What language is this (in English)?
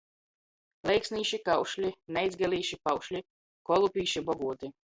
Latgalian